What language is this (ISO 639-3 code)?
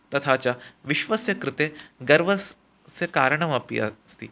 san